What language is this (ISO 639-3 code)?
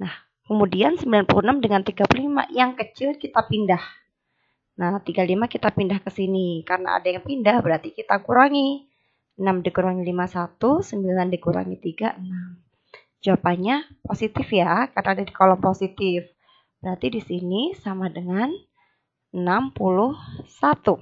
ind